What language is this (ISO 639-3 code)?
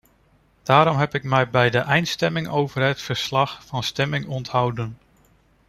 nld